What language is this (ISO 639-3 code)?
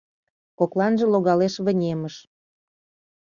chm